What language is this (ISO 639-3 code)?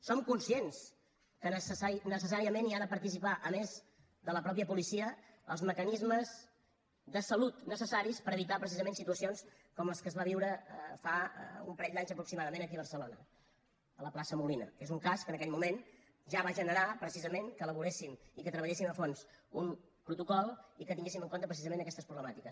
cat